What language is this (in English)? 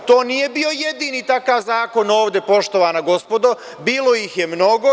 Serbian